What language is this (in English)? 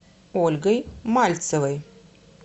Russian